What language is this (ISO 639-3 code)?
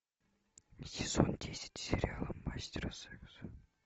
rus